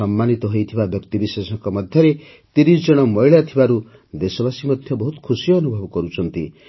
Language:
Odia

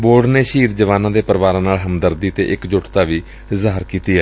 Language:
Punjabi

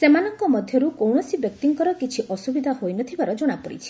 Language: Odia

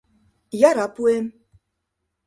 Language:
Mari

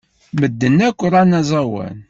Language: Kabyle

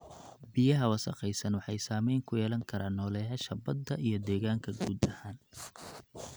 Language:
Somali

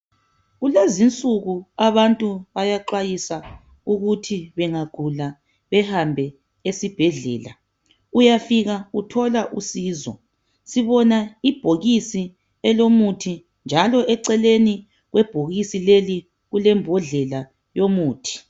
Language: North Ndebele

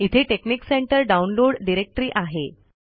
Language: Marathi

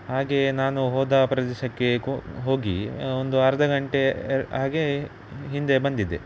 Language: Kannada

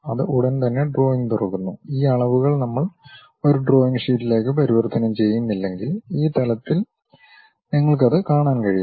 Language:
Malayalam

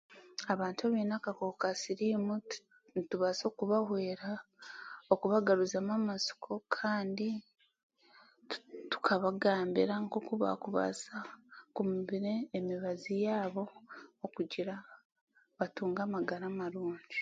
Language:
Chiga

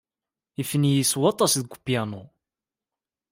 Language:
Kabyle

